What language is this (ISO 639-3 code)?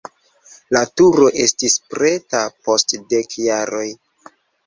epo